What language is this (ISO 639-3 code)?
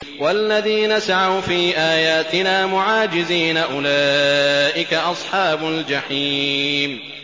ara